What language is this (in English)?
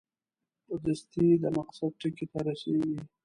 Pashto